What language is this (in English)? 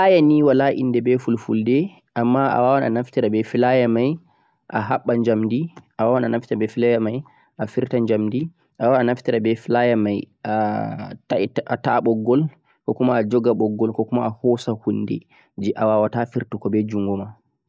Central-Eastern Niger Fulfulde